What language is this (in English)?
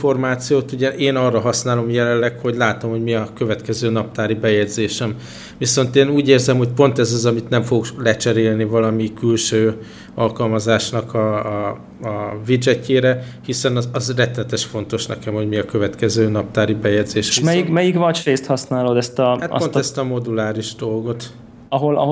Hungarian